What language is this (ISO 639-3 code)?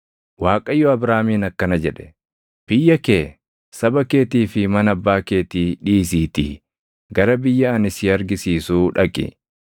orm